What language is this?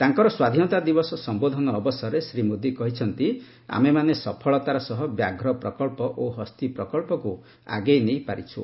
Odia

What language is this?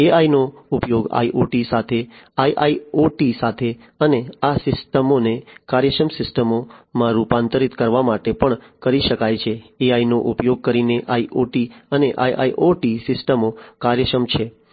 Gujarati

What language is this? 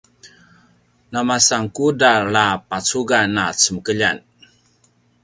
Paiwan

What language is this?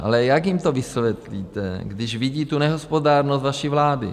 Czech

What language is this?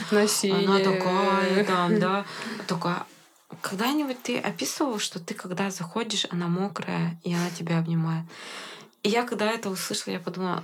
Russian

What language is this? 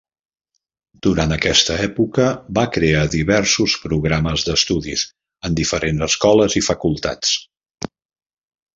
Catalan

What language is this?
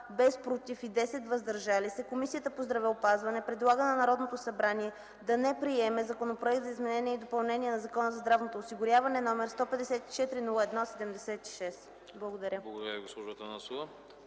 Bulgarian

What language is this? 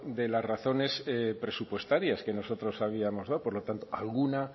Spanish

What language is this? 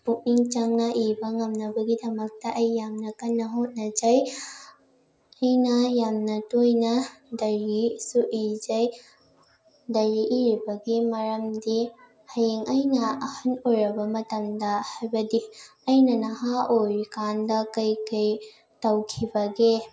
Manipuri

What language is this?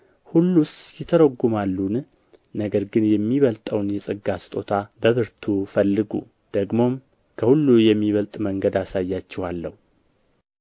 Amharic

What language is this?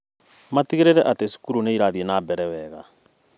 Kikuyu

